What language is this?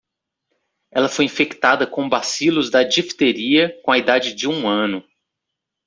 Portuguese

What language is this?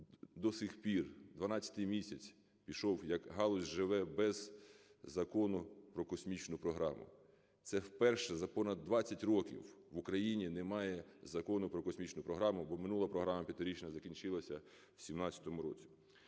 Ukrainian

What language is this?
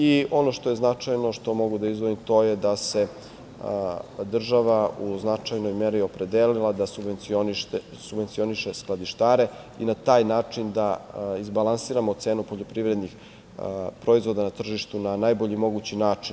Serbian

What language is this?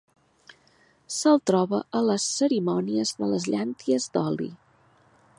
Catalan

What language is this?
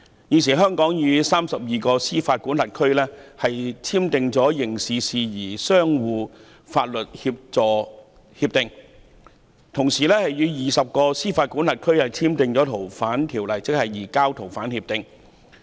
Cantonese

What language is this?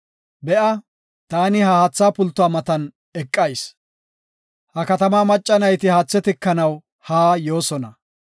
Gofa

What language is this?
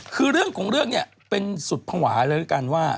Thai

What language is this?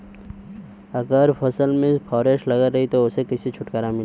Bhojpuri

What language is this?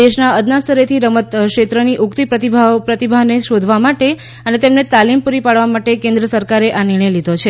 Gujarati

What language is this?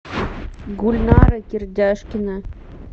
Russian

